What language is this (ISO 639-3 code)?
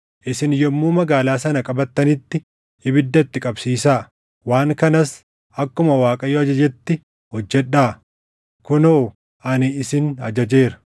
orm